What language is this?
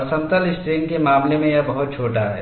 Hindi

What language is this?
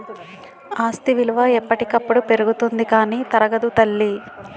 Telugu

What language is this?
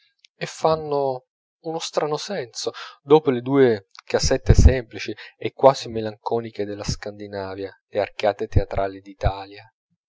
Italian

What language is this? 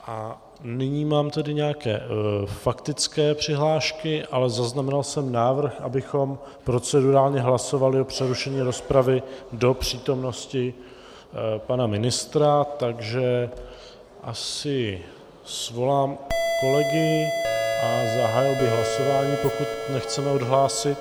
Czech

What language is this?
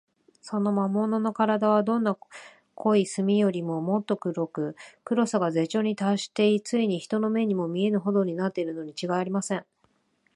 Japanese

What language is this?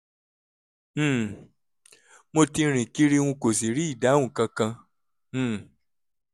Yoruba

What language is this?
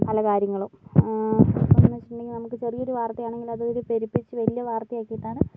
Malayalam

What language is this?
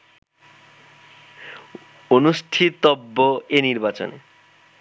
Bangla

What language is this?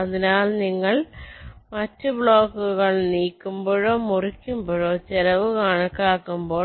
Malayalam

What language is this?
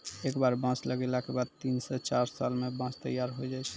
Maithili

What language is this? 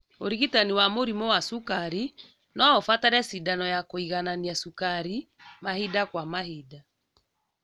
Kikuyu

